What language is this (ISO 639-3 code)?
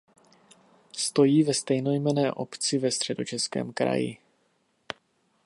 ces